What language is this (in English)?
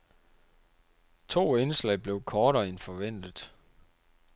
Danish